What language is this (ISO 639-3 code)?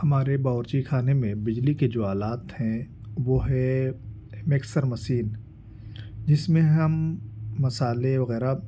urd